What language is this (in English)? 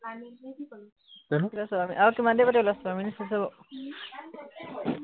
Assamese